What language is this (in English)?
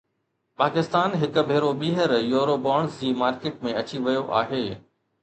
Sindhi